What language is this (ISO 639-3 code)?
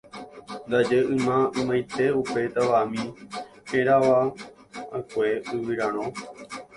grn